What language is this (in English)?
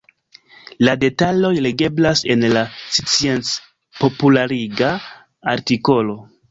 Esperanto